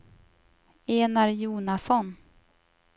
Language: Swedish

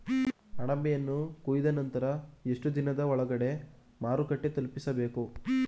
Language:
Kannada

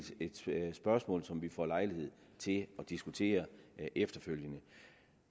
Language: Danish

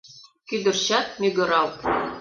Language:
Mari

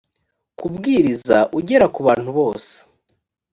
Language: Kinyarwanda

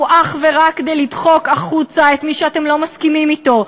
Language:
Hebrew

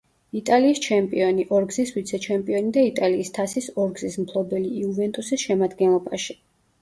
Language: Georgian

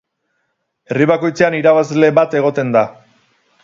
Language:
Basque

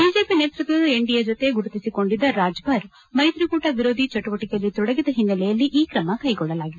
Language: Kannada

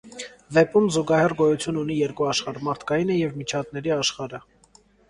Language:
Armenian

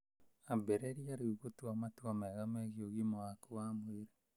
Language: Kikuyu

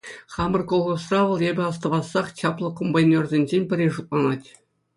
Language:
Chuvash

